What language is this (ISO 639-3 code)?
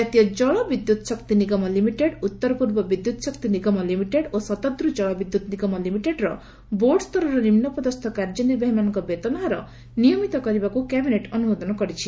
ori